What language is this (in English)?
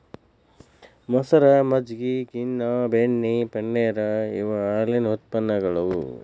Kannada